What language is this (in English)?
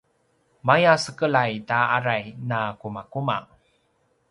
Paiwan